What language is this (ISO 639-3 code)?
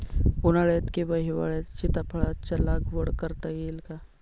mar